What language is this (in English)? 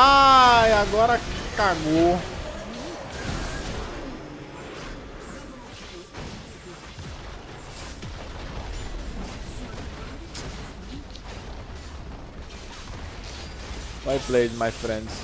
Portuguese